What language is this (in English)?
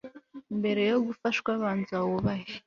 Kinyarwanda